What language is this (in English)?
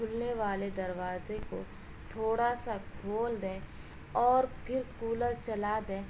Urdu